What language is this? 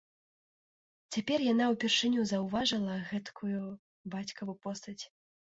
Belarusian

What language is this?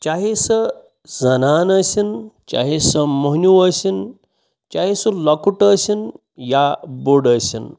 Kashmiri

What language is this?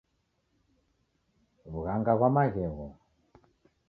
Taita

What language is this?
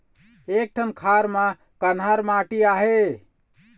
Chhattisgarhi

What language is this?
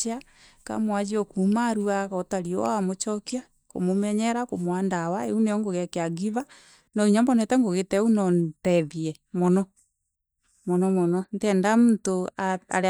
Meru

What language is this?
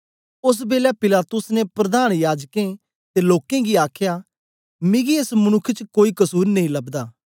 Dogri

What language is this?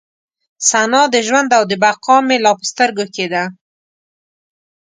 Pashto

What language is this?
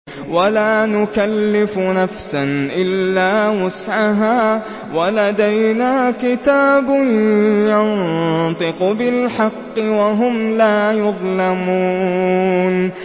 Arabic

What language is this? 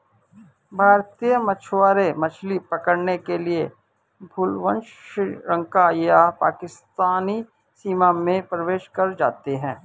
Hindi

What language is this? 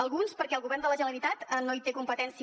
Catalan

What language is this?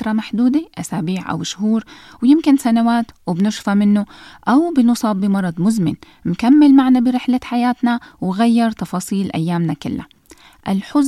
Arabic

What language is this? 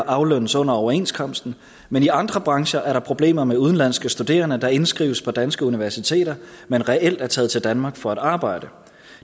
Danish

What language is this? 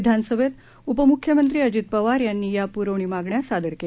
Marathi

